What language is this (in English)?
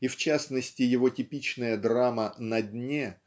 Russian